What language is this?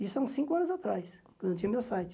Portuguese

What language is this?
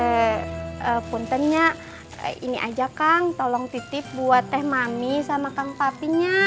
Indonesian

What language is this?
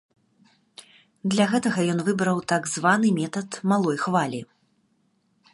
Belarusian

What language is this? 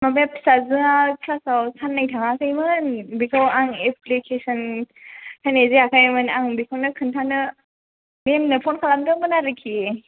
Bodo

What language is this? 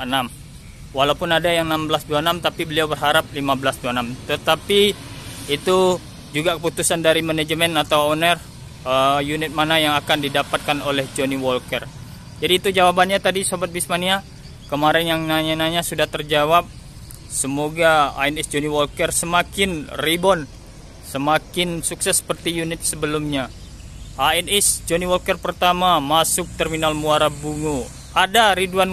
Indonesian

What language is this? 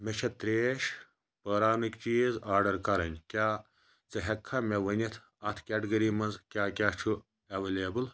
Kashmiri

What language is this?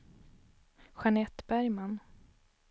Swedish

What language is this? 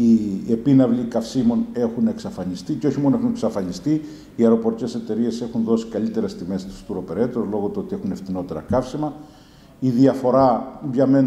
Greek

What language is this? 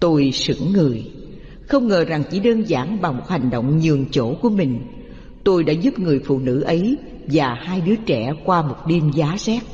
Vietnamese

